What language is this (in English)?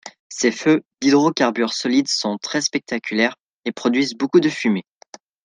French